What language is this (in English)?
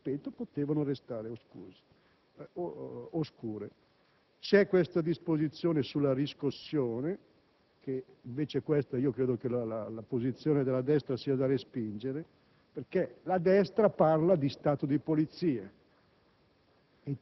Italian